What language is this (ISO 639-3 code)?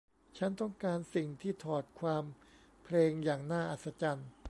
tha